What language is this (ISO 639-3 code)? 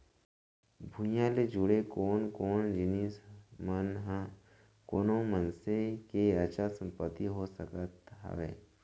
hne